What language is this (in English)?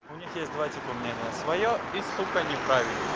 Russian